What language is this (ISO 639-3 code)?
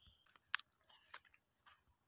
hin